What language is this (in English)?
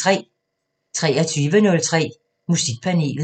Danish